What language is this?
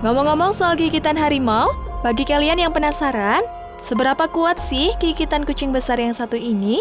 Indonesian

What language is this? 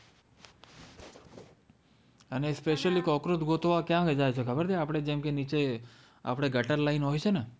Gujarati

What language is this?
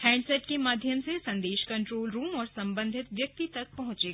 Hindi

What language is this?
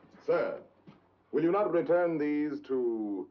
English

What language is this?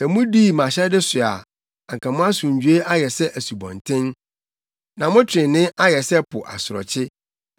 Akan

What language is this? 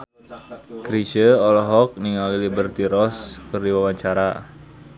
Sundanese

